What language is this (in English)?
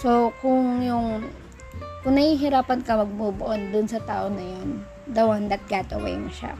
Filipino